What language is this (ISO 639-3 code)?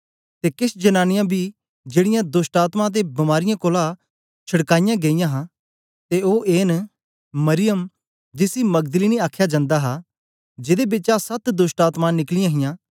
doi